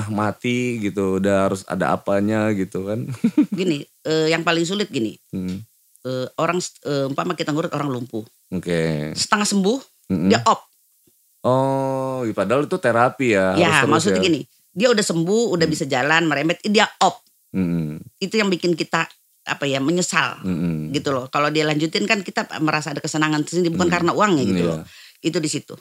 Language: Indonesian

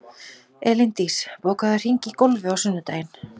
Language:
Icelandic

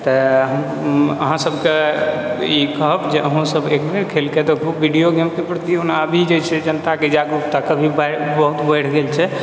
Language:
Maithili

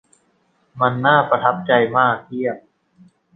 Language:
Thai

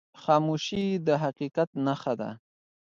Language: Pashto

